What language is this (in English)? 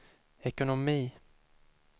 Swedish